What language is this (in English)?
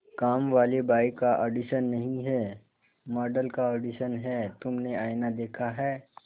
Hindi